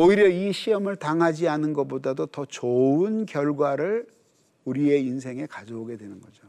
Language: Korean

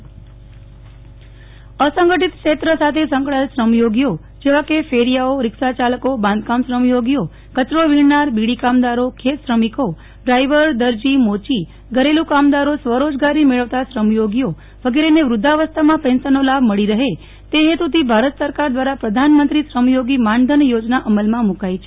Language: Gujarati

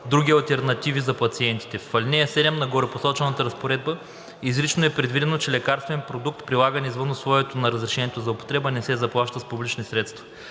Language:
Bulgarian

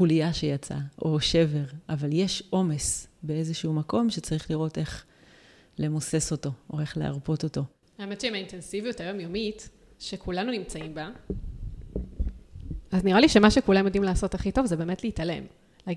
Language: Hebrew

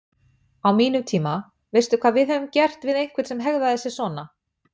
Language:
Icelandic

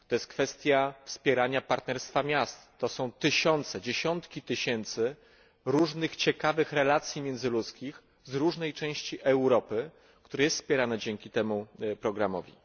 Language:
Polish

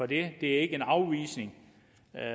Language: Danish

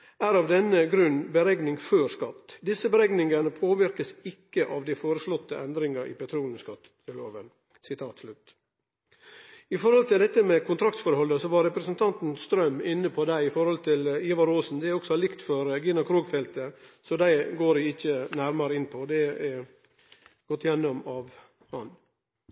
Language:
Norwegian Nynorsk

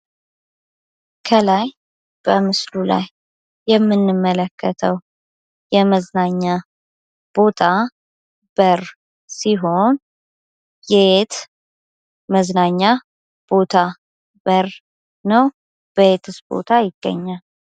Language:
Amharic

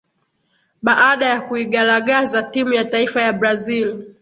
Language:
Swahili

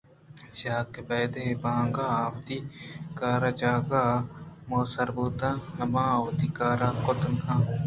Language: Eastern Balochi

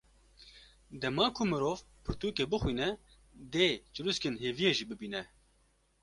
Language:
Kurdish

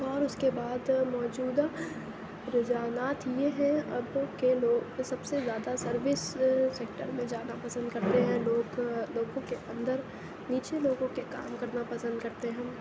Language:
Urdu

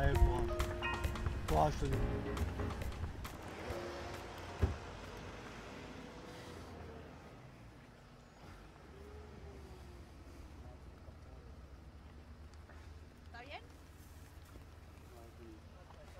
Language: French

